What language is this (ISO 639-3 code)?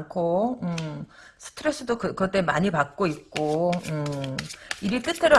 kor